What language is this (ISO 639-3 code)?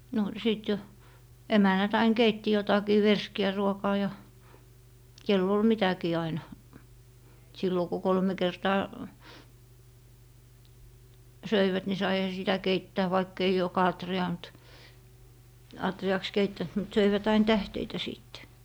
fin